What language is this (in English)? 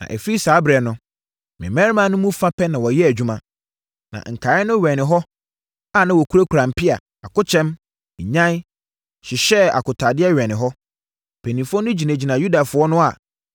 Akan